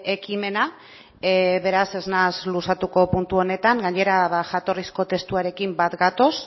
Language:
Basque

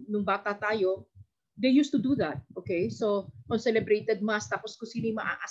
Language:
Filipino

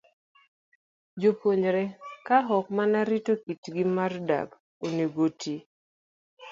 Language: Luo (Kenya and Tanzania)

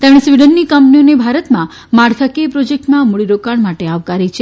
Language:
Gujarati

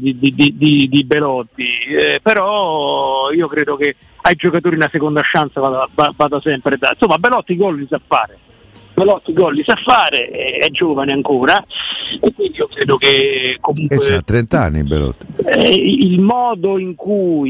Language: Italian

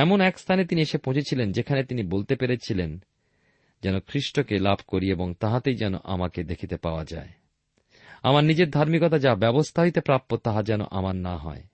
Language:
Bangla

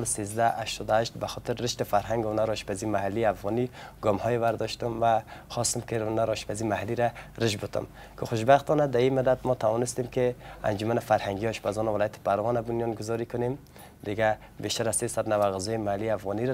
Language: Persian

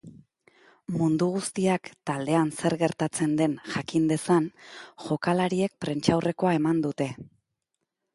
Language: Basque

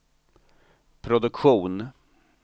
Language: Swedish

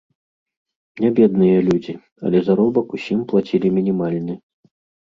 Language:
Belarusian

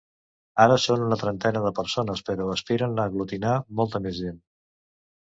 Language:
Catalan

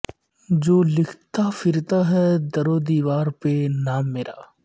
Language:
Urdu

